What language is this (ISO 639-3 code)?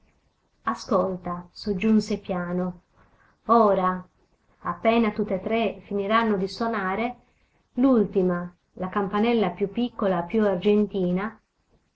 ita